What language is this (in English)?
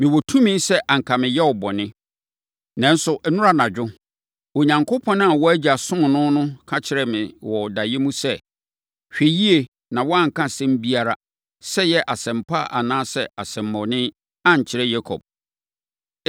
Akan